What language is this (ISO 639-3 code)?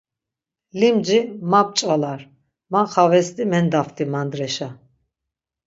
lzz